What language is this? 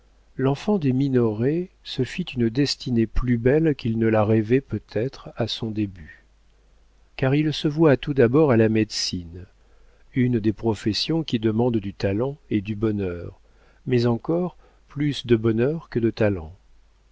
French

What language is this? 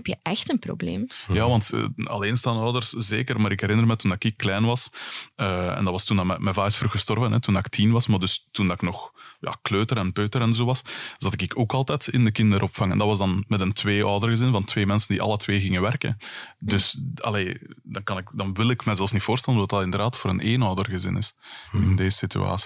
Dutch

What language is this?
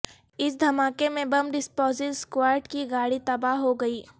Urdu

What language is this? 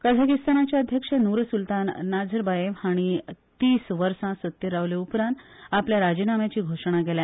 Konkani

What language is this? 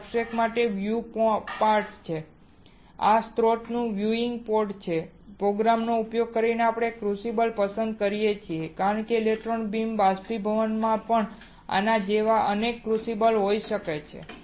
Gujarati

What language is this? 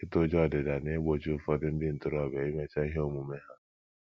Igbo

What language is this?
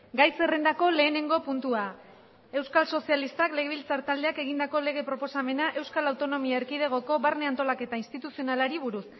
Basque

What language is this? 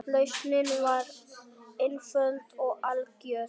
Icelandic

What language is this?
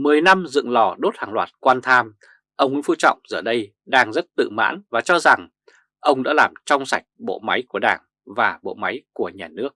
Vietnamese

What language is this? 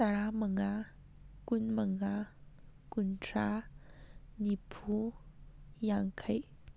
Manipuri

